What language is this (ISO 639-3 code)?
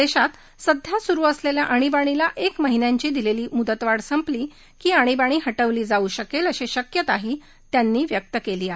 mar